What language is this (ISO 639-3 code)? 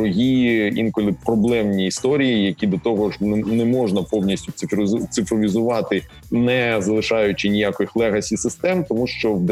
ukr